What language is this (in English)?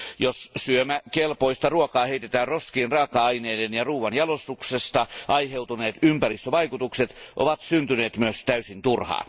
Finnish